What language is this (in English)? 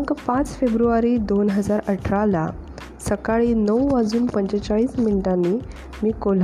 Marathi